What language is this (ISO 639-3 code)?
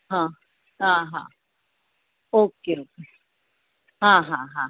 guj